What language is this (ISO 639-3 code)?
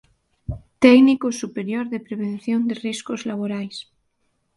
glg